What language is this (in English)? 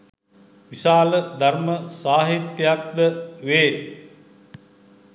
Sinhala